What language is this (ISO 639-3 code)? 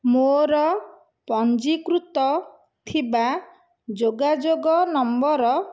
ori